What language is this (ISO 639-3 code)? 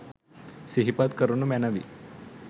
sin